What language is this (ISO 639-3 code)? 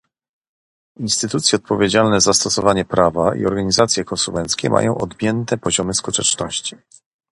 pol